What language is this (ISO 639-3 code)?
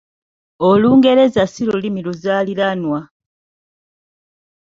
lug